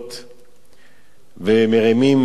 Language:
Hebrew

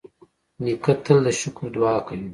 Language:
Pashto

